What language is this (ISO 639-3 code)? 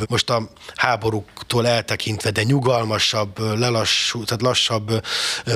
hun